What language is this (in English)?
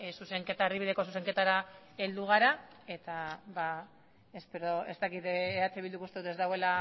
Basque